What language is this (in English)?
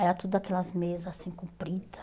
Portuguese